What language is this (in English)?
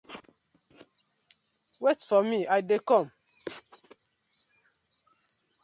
Nigerian Pidgin